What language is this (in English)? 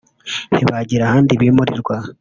Kinyarwanda